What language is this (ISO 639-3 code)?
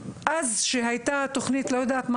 heb